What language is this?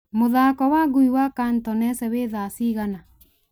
Kikuyu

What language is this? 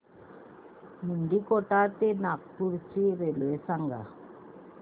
Marathi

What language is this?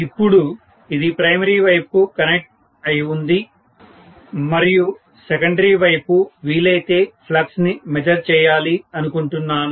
Telugu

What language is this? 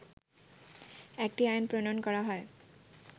Bangla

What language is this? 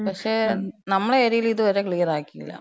Malayalam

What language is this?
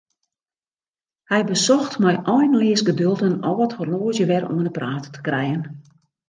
Western Frisian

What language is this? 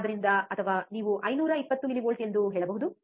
Kannada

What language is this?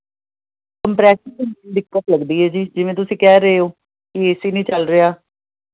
Punjabi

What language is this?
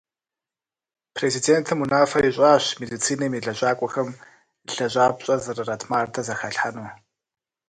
Kabardian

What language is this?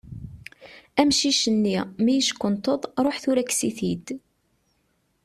Kabyle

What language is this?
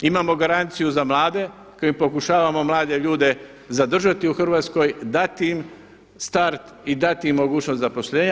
Croatian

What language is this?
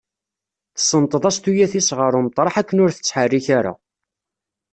Kabyle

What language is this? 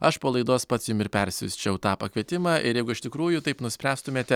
Lithuanian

